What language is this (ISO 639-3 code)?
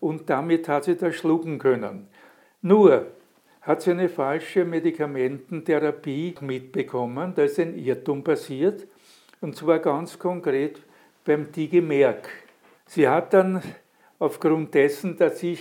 deu